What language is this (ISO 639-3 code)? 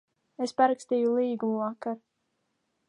lav